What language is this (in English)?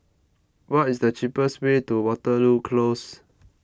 English